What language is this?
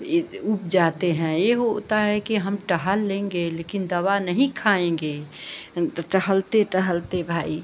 Hindi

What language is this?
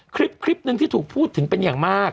Thai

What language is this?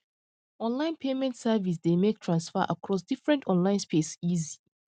Nigerian Pidgin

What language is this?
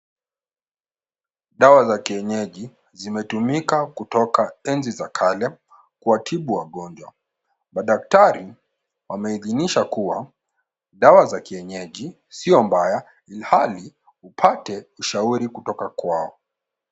Swahili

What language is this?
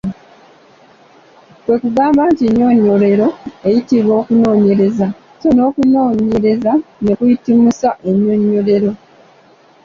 Ganda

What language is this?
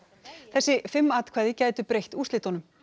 Icelandic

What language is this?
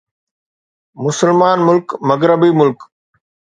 Sindhi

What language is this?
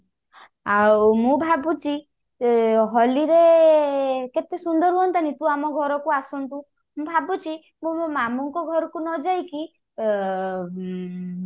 Odia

